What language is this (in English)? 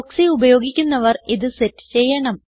Malayalam